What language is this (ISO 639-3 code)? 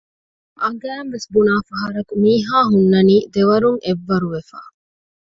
div